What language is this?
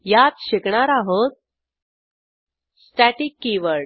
Marathi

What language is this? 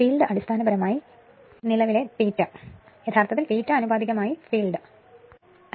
Malayalam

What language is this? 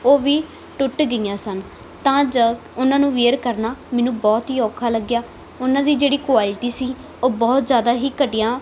Punjabi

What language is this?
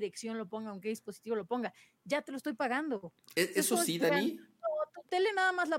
Spanish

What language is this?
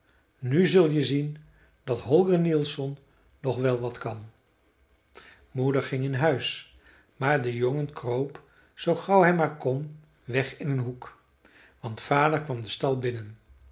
Dutch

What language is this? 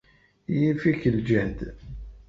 Kabyle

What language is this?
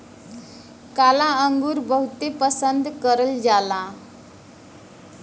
Bhojpuri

